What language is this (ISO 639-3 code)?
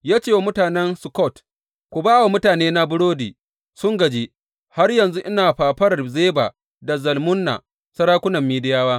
hau